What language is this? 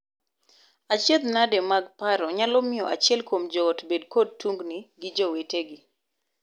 Luo (Kenya and Tanzania)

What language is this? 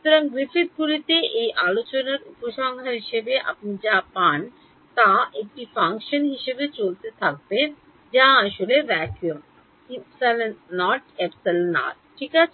Bangla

